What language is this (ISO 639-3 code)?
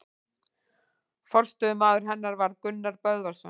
isl